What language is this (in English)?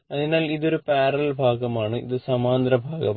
Malayalam